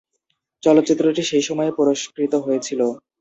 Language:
Bangla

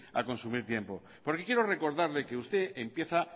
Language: Spanish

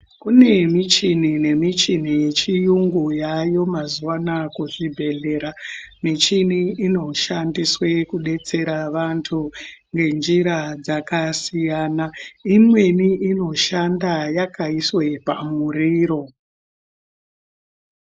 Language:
Ndau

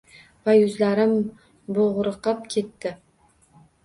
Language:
Uzbek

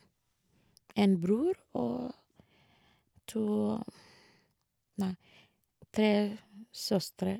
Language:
Norwegian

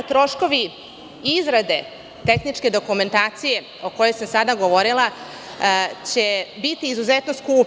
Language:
Serbian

